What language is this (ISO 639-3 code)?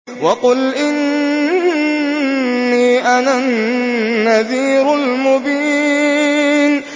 ara